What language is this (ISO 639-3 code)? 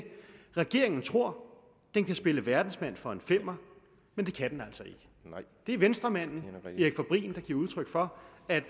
dan